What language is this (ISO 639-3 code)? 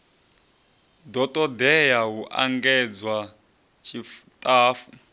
ven